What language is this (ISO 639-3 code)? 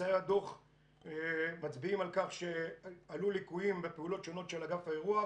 heb